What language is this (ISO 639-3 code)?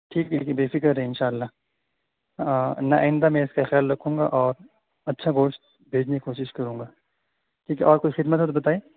urd